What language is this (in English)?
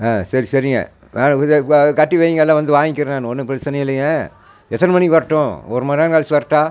Tamil